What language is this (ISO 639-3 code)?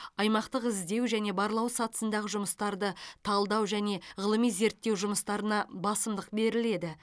kaz